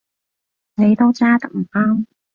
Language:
Cantonese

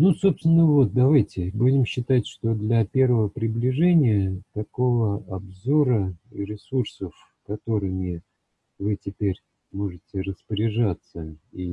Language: Russian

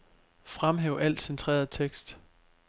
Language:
Danish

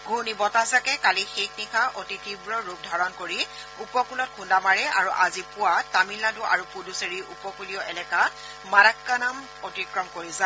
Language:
Assamese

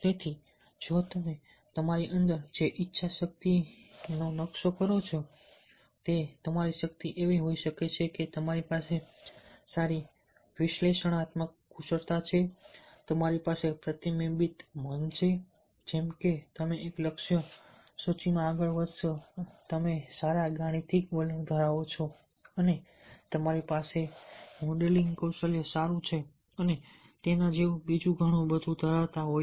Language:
Gujarati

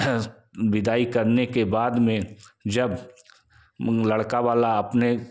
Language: Hindi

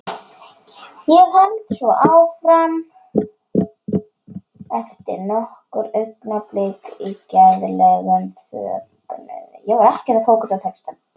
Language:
Icelandic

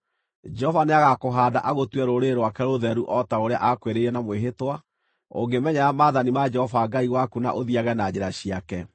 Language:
Kikuyu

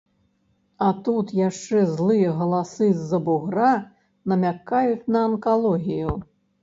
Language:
Belarusian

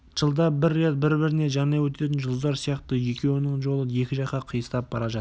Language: Kazakh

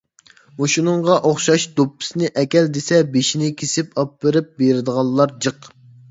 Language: Uyghur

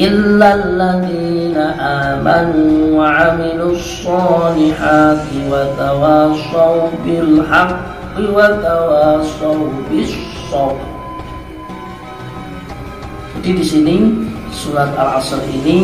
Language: Indonesian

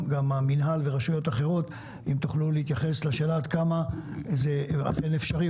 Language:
Hebrew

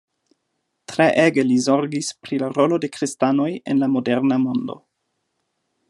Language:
Esperanto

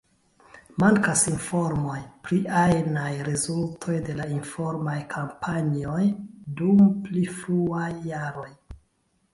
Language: Esperanto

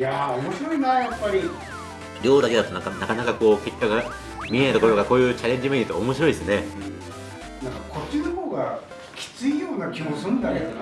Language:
Japanese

